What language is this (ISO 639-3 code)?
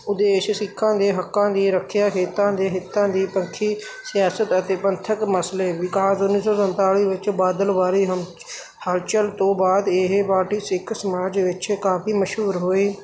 pan